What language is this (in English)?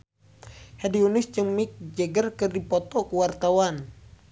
Sundanese